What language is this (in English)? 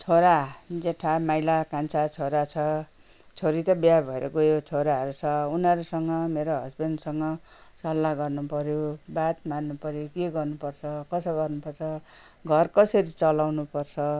Nepali